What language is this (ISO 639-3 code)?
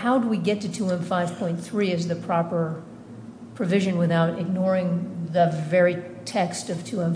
eng